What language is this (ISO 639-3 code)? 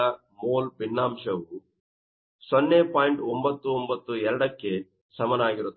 kan